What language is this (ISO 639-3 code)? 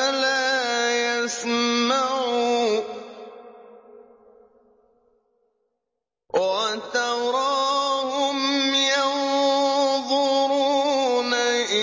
ara